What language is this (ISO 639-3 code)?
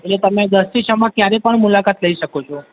guj